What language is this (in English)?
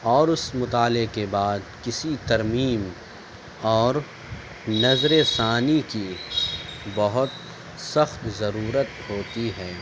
Urdu